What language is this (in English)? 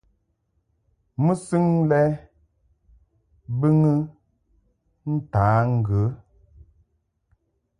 Mungaka